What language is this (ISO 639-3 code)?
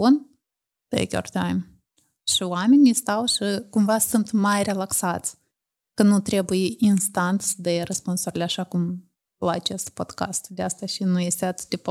ron